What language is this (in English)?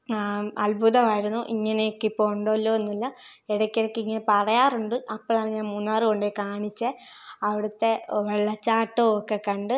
Malayalam